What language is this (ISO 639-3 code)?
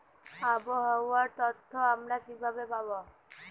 ben